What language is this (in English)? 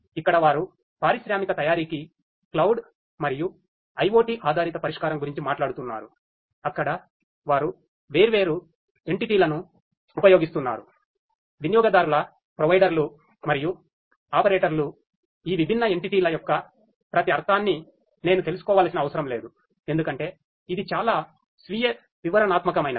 Telugu